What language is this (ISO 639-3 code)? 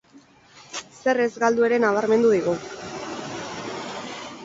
eus